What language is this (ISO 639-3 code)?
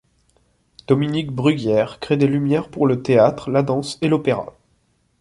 fra